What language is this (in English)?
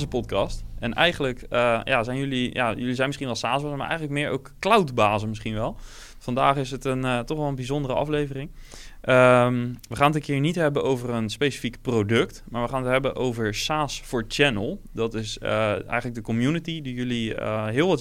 Dutch